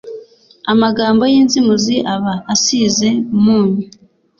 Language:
Kinyarwanda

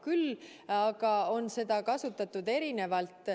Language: Estonian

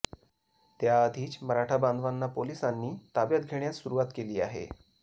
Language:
Marathi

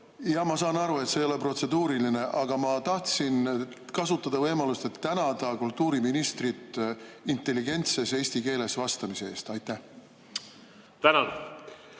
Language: Estonian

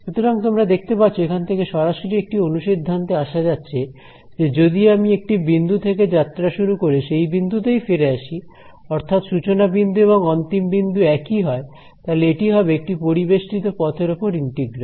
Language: Bangla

